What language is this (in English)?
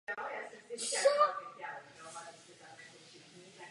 Czech